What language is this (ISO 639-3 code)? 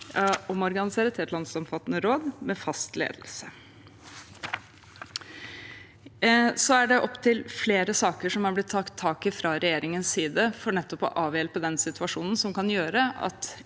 nor